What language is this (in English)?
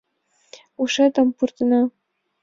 Mari